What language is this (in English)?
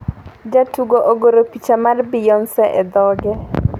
Luo (Kenya and Tanzania)